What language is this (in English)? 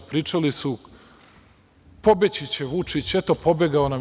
Serbian